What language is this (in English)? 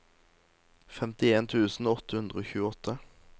Norwegian